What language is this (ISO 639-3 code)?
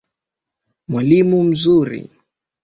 swa